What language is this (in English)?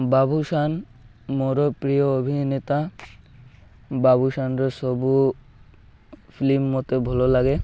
Odia